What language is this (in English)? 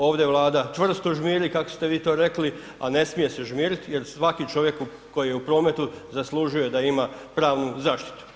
Croatian